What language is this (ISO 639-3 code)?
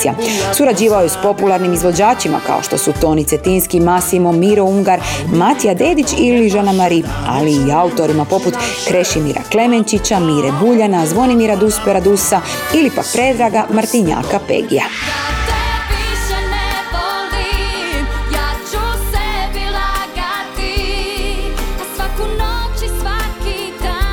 hrv